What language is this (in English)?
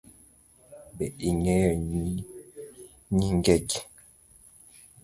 Luo (Kenya and Tanzania)